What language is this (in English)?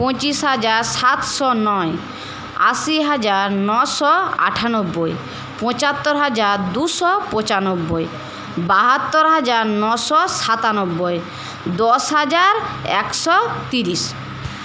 Bangla